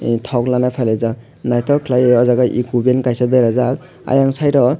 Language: Kok Borok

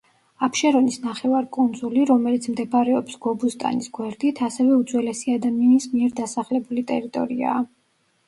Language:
Georgian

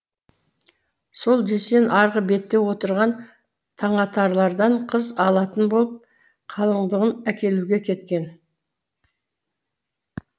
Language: Kazakh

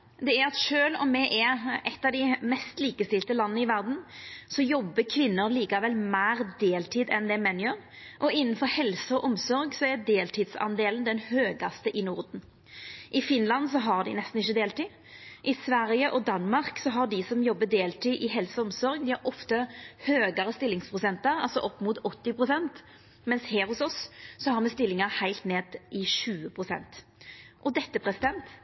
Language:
Norwegian Nynorsk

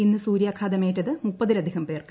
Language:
Malayalam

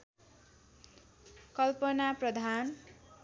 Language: Nepali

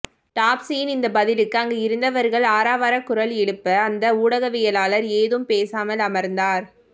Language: Tamil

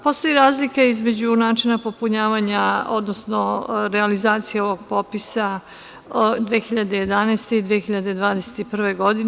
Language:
Serbian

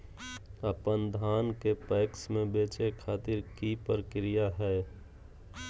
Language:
Magahi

